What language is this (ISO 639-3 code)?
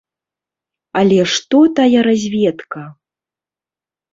bel